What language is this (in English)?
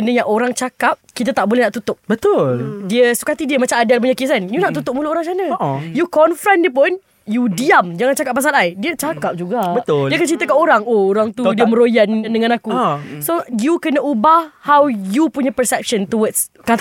Malay